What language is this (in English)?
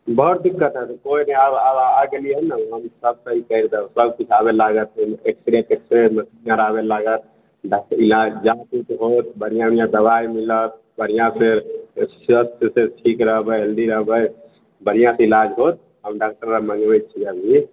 Maithili